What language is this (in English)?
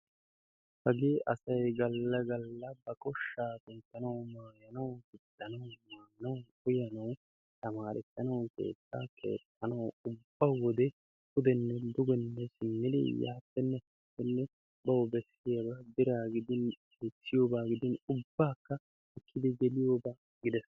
Wolaytta